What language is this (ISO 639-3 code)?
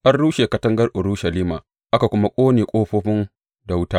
hau